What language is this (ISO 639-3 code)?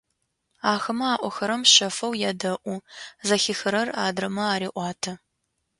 ady